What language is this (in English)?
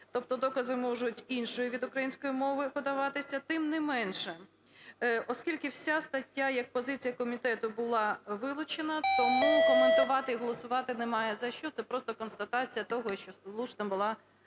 Ukrainian